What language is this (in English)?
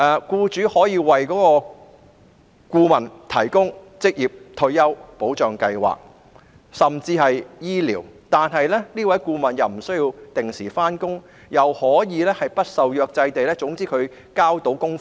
Cantonese